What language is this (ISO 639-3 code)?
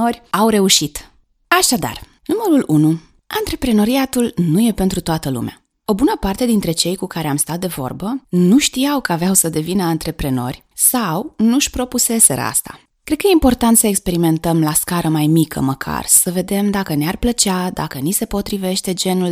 ron